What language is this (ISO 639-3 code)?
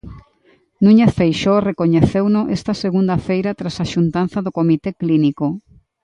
glg